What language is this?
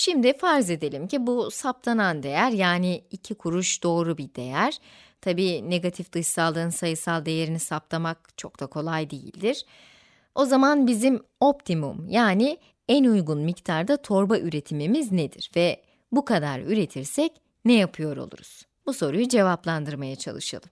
Turkish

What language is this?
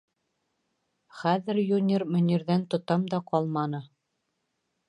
Bashkir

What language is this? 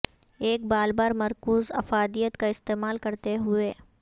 Urdu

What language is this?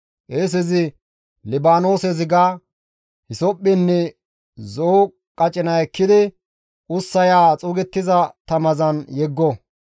Gamo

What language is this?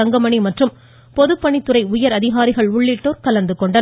Tamil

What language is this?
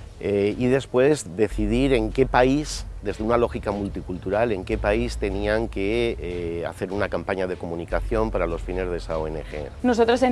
Spanish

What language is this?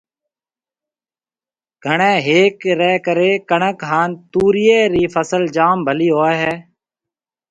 Marwari (Pakistan)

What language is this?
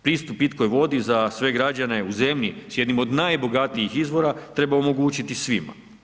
Croatian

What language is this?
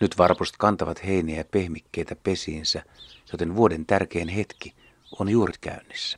Finnish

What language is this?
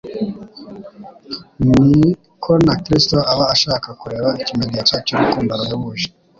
Kinyarwanda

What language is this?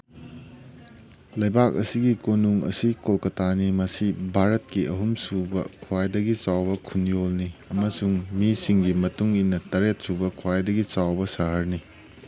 Manipuri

